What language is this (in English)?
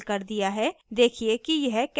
Hindi